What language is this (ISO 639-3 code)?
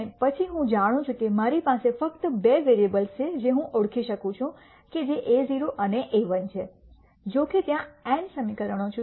guj